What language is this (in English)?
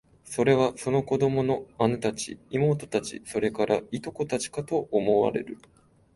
Japanese